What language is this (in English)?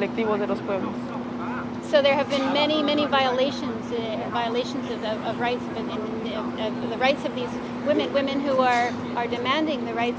Spanish